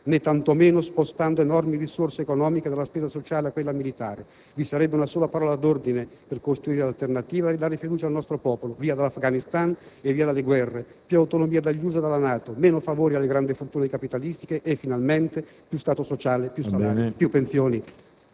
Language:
Italian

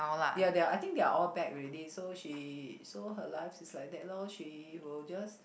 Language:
English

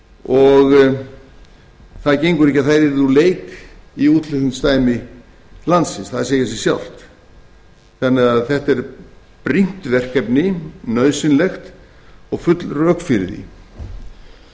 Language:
Icelandic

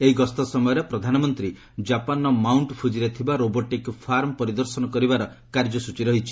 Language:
Odia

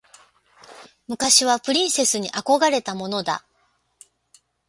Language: Japanese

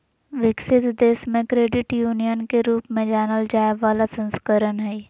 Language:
Magahi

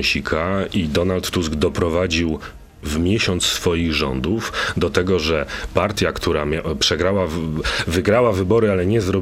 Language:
Polish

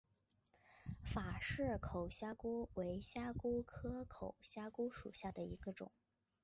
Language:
Chinese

